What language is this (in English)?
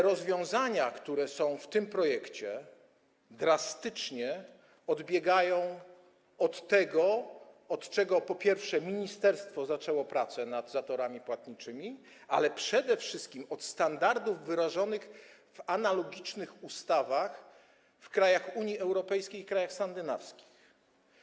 Polish